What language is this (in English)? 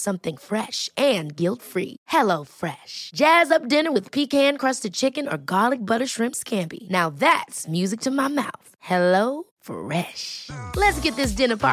English